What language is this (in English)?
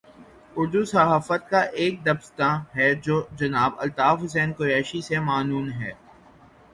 Urdu